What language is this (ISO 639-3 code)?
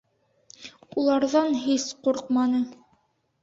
bak